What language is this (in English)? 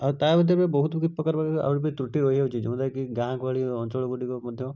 Odia